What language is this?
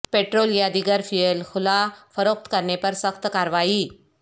Urdu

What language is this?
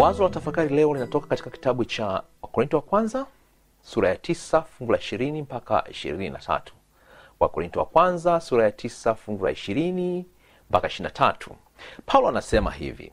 Swahili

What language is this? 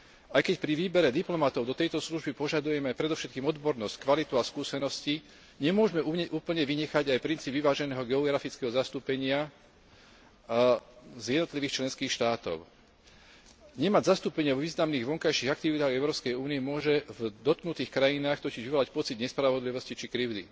Slovak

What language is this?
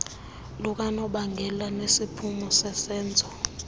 Xhosa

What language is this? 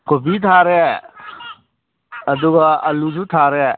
Manipuri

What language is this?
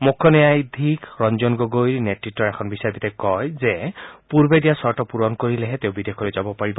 Assamese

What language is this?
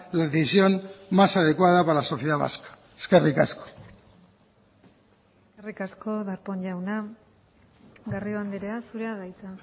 Basque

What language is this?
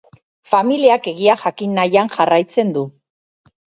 Basque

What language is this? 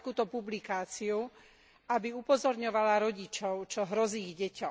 Slovak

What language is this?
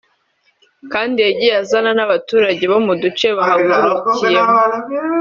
Kinyarwanda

